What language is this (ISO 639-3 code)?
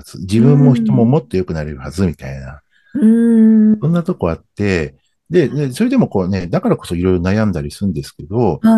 jpn